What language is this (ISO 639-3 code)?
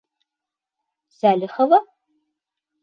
bak